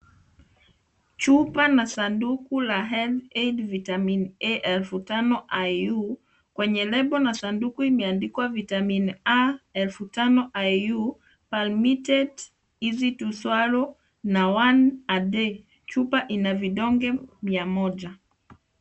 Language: Swahili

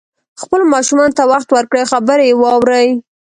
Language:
Pashto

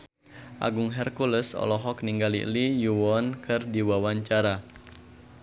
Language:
Sundanese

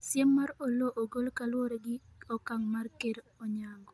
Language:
Luo (Kenya and Tanzania)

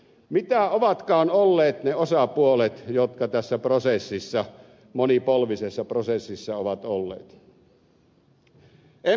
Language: Finnish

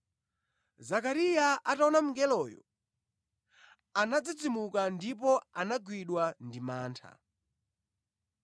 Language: Nyanja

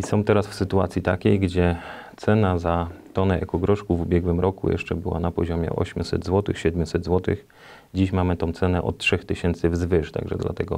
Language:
Polish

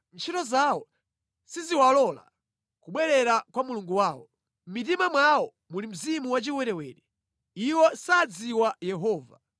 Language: Nyanja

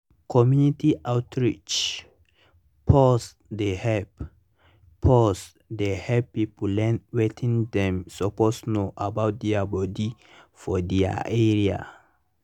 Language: Nigerian Pidgin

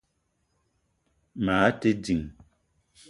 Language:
Eton (Cameroon)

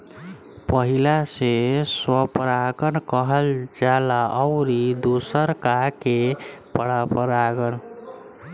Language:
Bhojpuri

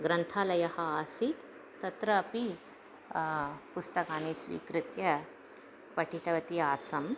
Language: Sanskrit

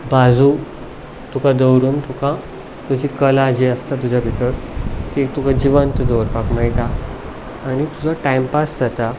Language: Konkani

